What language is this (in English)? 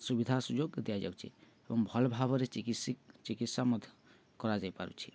Odia